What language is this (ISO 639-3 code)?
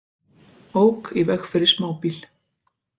isl